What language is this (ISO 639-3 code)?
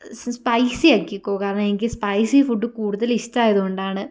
mal